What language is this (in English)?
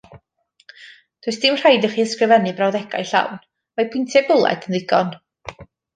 Welsh